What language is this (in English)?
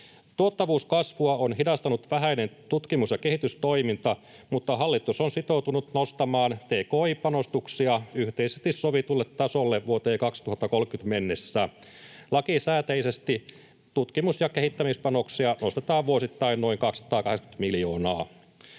Finnish